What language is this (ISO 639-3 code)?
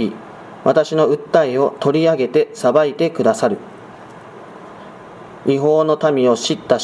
jpn